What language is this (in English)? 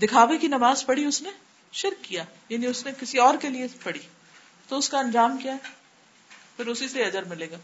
Urdu